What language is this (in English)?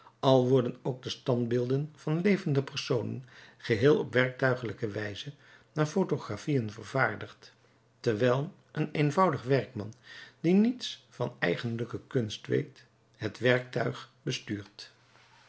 Dutch